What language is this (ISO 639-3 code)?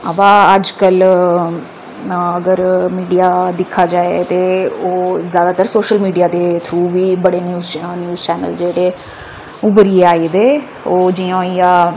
doi